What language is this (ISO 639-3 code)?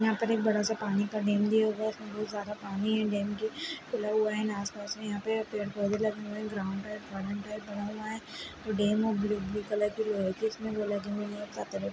kfy